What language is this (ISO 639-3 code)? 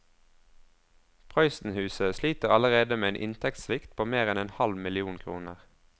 nor